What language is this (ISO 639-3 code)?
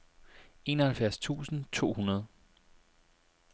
dan